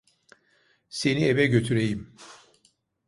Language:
Turkish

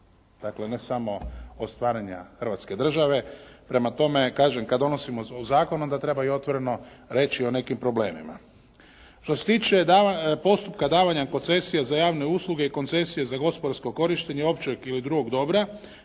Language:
Croatian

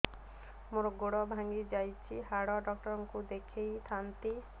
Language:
Odia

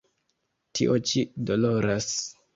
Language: Esperanto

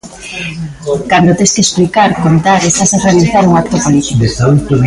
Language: Galician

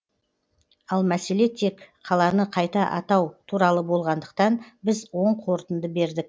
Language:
Kazakh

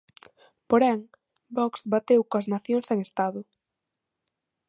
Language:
Galician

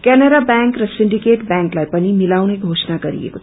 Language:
Nepali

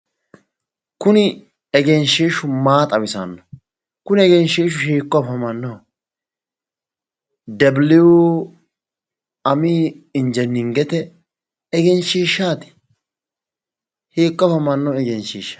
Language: Sidamo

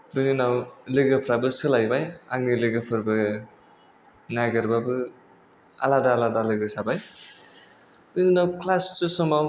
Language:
Bodo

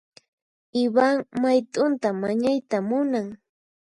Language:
Puno Quechua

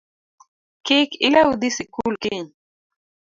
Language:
Luo (Kenya and Tanzania)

